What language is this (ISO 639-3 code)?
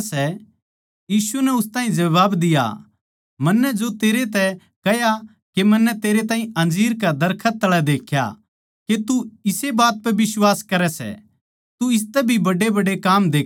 bgc